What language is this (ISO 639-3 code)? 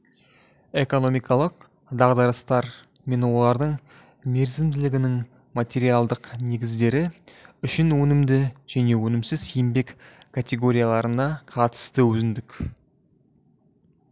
kaz